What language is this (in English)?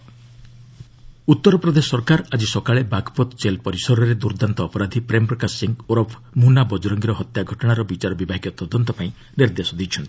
Odia